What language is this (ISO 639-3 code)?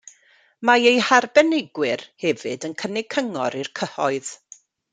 cym